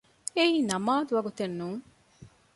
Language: Divehi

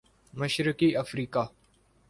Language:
Urdu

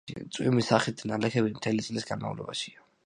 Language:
Georgian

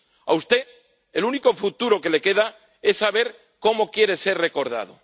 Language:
Spanish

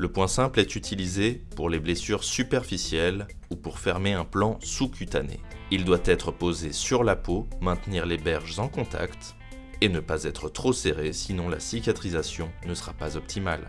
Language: French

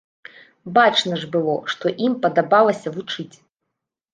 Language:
Belarusian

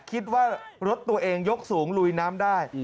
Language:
Thai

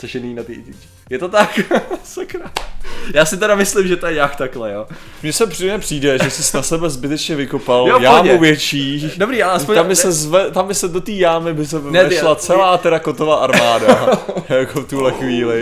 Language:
Czech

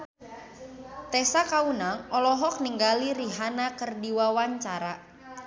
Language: Sundanese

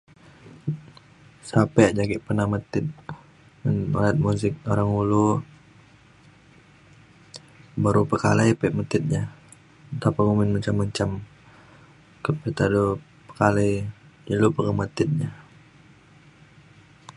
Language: Mainstream Kenyah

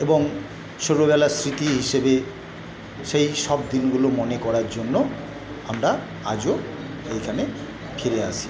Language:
Bangla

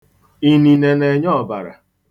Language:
Igbo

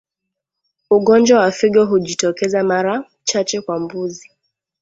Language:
Swahili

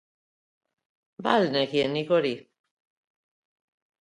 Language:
Basque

